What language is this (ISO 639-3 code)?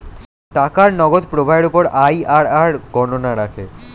ben